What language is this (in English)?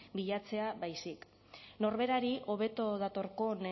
Basque